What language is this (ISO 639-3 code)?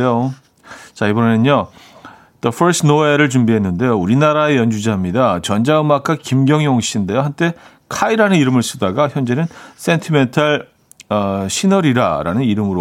kor